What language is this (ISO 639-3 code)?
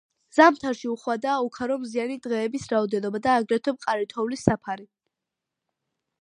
kat